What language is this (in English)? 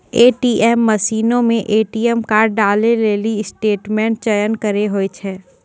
Maithili